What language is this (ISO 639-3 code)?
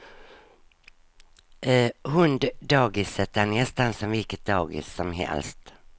swe